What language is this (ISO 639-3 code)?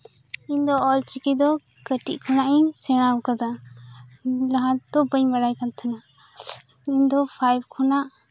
sat